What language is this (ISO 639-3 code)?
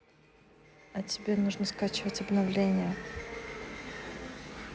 rus